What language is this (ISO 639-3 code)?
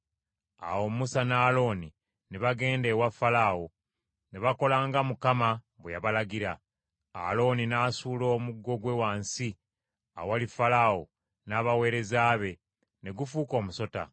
lug